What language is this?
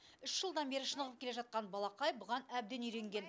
Kazakh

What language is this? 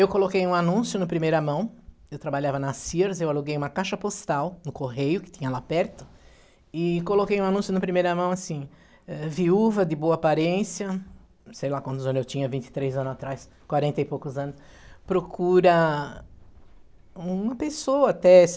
Portuguese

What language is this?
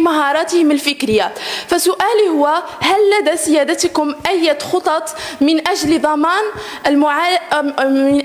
Arabic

